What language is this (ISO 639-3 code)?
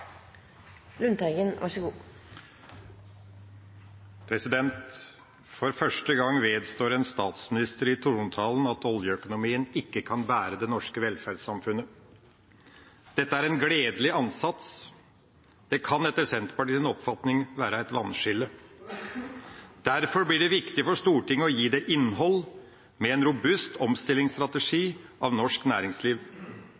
nob